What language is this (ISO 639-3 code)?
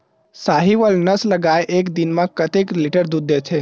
hne